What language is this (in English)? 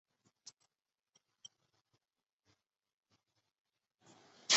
Chinese